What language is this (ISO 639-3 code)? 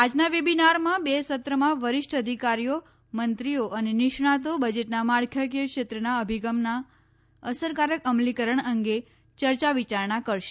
guj